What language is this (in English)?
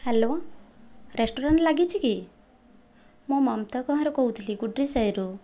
Odia